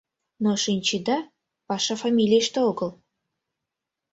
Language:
Mari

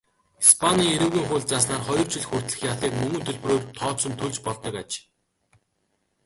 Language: Mongolian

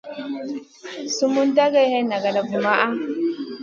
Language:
Masana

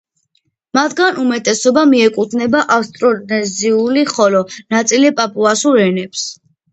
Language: Georgian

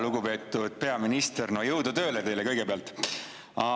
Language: Estonian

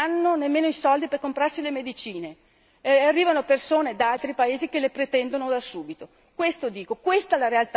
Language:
Italian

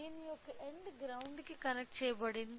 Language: Telugu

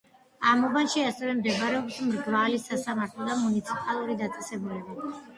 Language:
Georgian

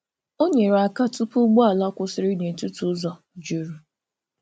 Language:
Igbo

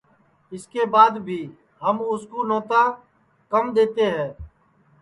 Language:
Sansi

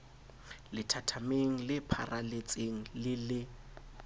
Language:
Southern Sotho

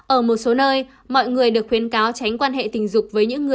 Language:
Vietnamese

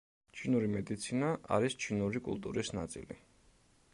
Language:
Georgian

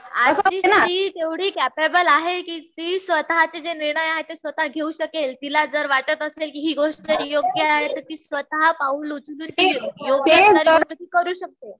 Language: Marathi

